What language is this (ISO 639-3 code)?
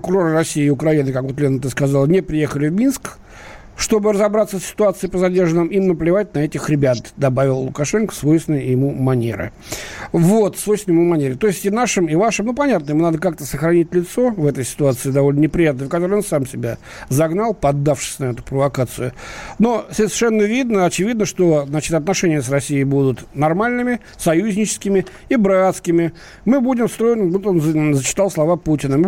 rus